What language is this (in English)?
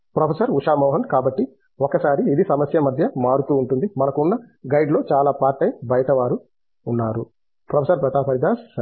Telugu